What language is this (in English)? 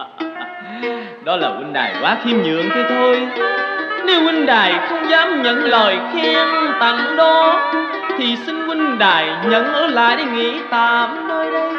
Vietnamese